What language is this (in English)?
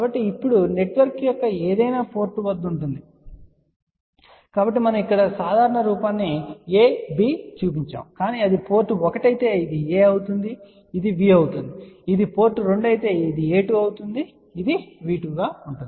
Telugu